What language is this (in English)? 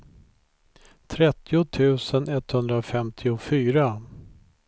Swedish